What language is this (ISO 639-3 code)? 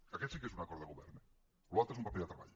cat